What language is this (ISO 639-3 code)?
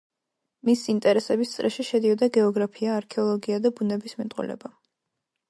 kat